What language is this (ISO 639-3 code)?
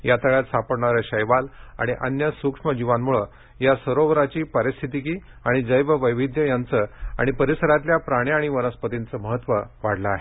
mar